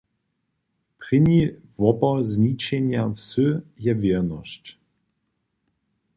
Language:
Upper Sorbian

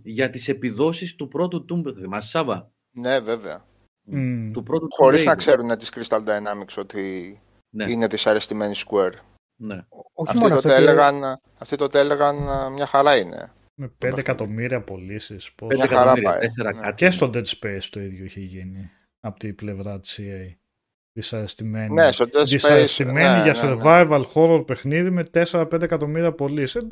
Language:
Greek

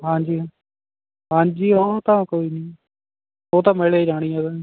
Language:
Punjabi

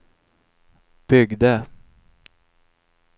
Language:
Swedish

